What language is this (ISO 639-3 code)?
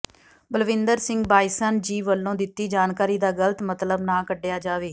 pan